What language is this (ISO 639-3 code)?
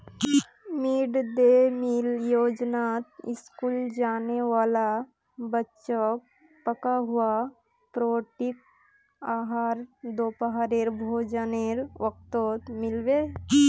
mag